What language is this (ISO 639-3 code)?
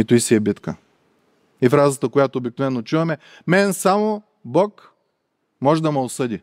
bul